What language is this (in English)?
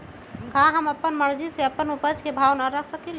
Magahi